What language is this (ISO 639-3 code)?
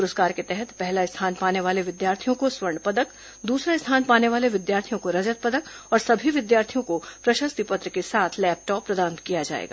hin